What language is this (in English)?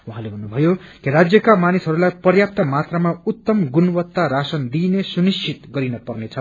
Nepali